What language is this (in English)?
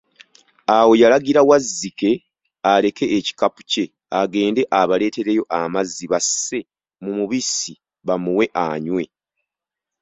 Ganda